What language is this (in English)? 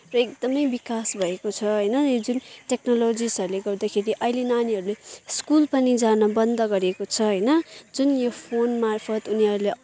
Nepali